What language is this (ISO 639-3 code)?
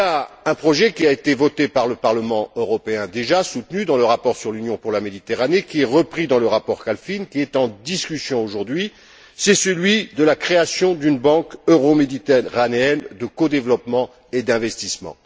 fra